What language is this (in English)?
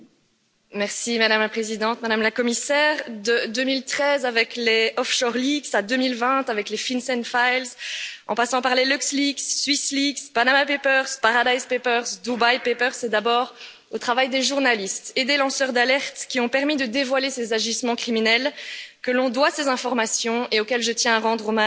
French